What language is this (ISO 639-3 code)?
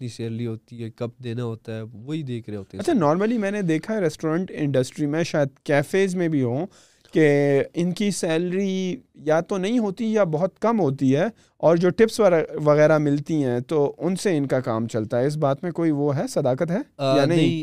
urd